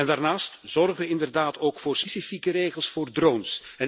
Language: Dutch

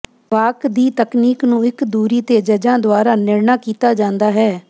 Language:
Punjabi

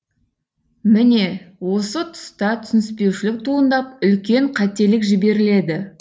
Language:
Kazakh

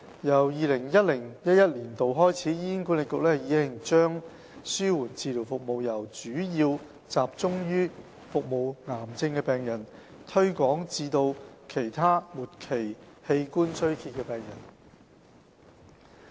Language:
Cantonese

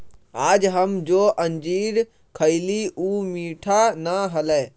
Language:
Magahi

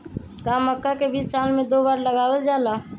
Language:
Magahi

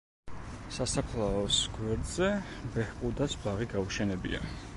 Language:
Georgian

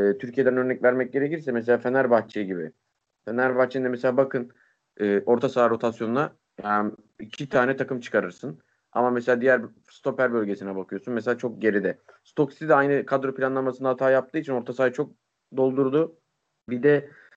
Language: Turkish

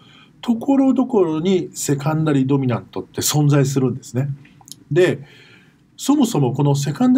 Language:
Japanese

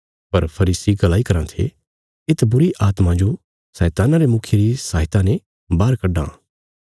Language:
Bilaspuri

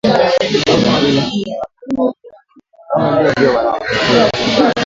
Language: Swahili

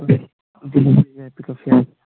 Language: Manipuri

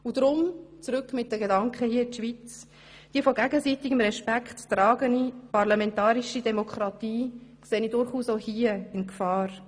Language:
Swiss German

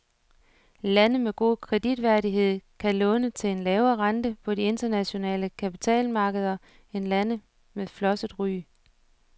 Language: Danish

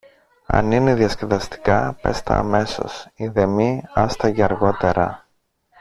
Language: Greek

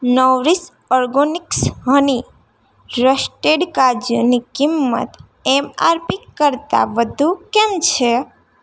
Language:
Gujarati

